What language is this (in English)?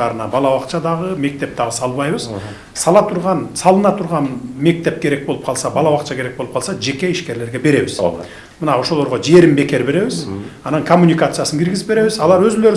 Turkish